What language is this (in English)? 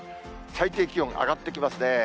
Japanese